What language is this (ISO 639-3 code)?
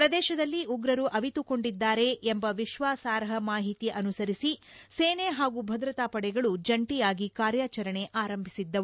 kan